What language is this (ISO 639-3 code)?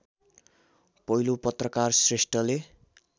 nep